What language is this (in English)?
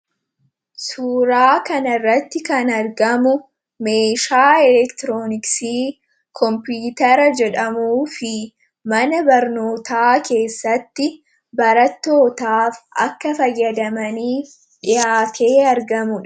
Oromo